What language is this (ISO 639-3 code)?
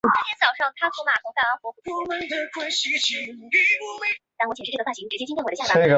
zho